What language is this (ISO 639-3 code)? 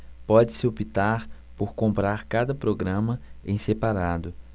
por